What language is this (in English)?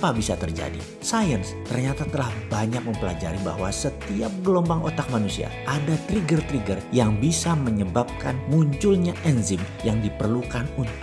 Indonesian